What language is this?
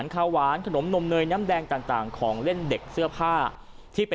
Thai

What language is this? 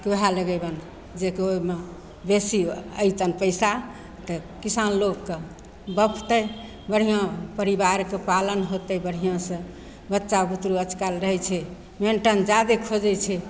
Maithili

